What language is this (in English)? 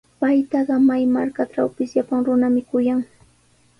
Sihuas Ancash Quechua